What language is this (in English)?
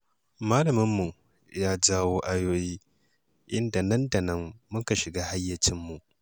Hausa